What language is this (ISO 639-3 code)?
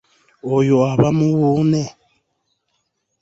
lug